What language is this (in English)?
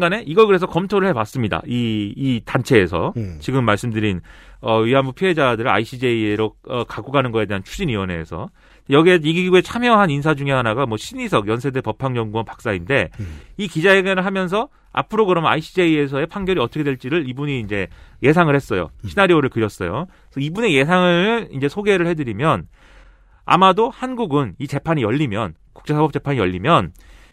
Korean